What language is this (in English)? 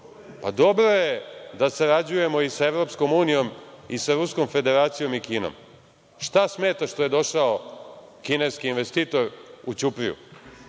Serbian